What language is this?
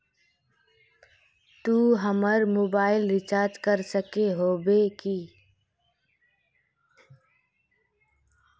Magahi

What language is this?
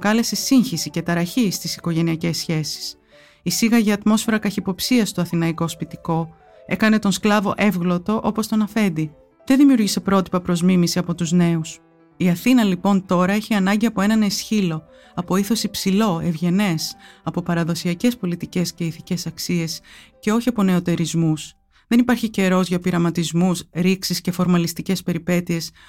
Greek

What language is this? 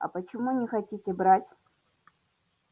Russian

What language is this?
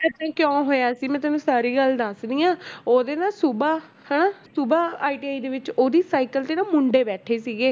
Punjabi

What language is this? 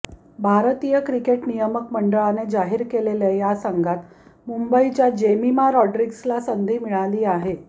Marathi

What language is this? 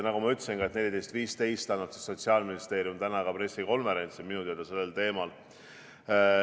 Estonian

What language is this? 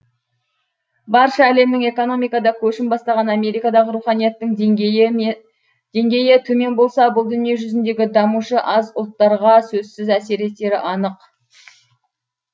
Kazakh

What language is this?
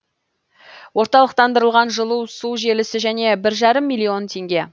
Kazakh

